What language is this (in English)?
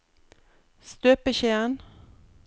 Norwegian